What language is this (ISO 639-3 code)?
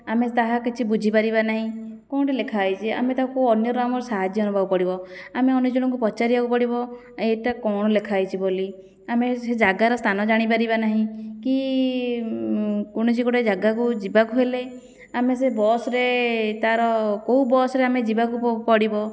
ori